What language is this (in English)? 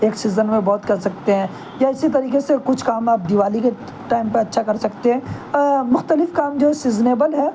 Urdu